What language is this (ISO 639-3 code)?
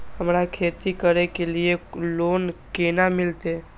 mai